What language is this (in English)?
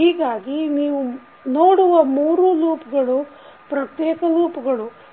Kannada